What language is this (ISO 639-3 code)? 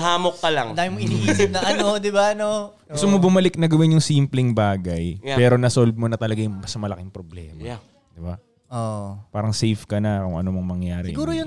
fil